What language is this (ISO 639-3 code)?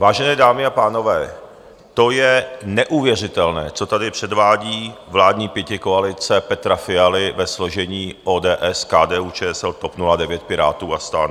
ces